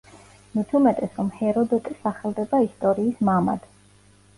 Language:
Georgian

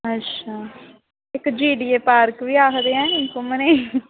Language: Dogri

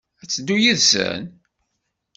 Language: Kabyle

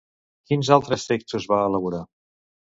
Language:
Catalan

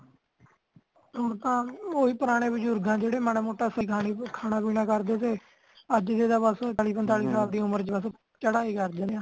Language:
Punjabi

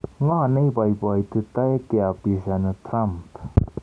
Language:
Kalenjin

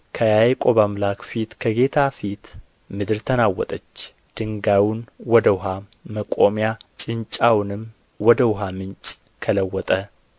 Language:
Amharic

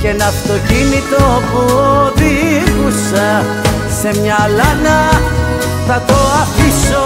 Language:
Greek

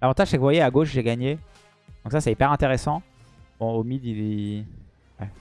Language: French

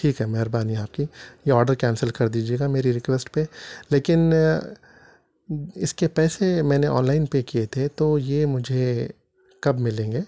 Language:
Urdu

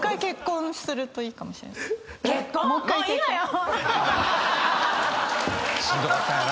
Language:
Japanese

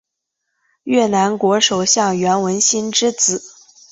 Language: Chinese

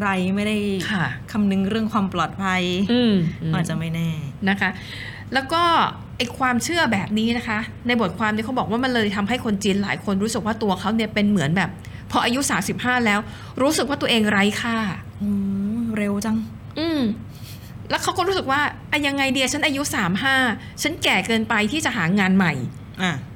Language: Thai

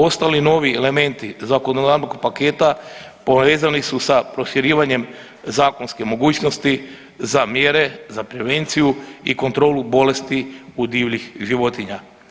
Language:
Croatian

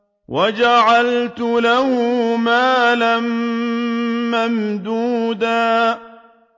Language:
Arabic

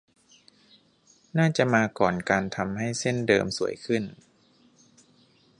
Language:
Thai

